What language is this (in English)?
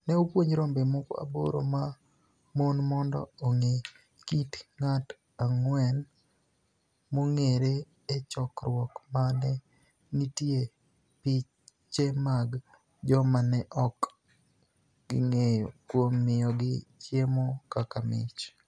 Luo (Kenya and Tanzania)